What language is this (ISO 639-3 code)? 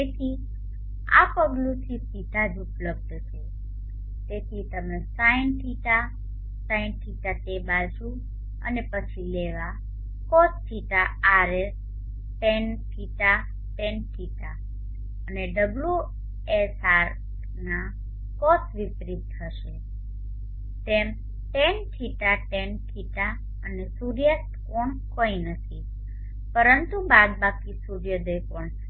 guj